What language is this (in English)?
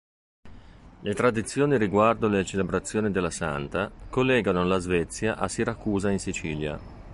Italian